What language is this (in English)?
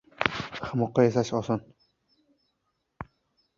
Uzbek